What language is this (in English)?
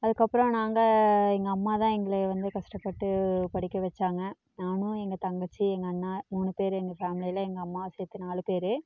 Tamil